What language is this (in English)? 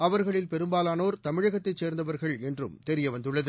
Tamil